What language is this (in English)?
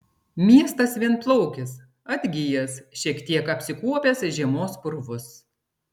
Lithuanian